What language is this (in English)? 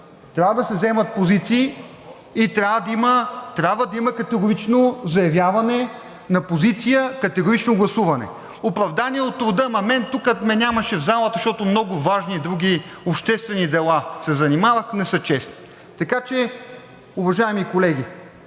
Bulgarian